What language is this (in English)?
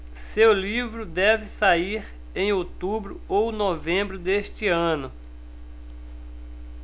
Portuguese